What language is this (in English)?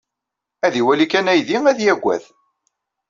Kabyle